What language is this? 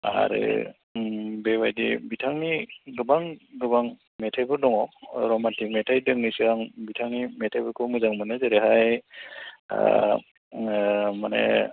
Bodo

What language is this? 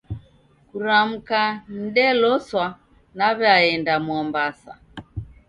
Taita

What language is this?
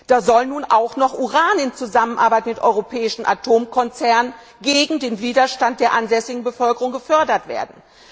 German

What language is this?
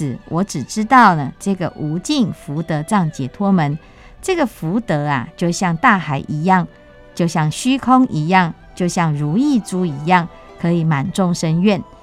Chinese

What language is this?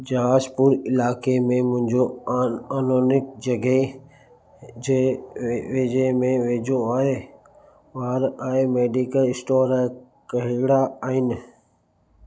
Sindhi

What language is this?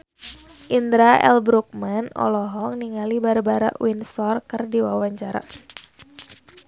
Sundanese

